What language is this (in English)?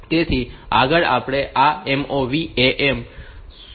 Gujarati